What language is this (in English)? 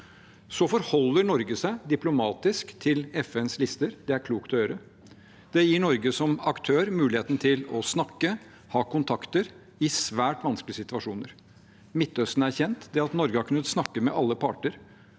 Norwegian